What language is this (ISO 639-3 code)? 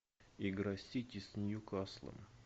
rus